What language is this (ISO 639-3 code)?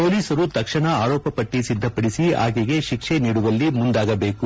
kan